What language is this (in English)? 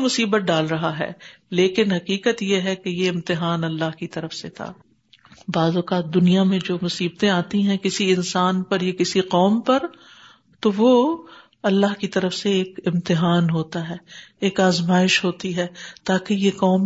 Urdu